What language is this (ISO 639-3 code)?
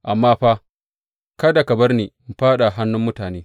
hau